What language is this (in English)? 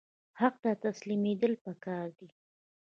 Pashto